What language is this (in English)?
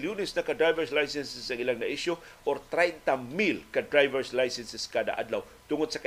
Filipino